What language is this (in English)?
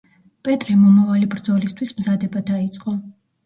Georgian